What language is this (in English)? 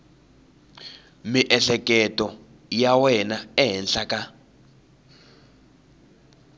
Tsonga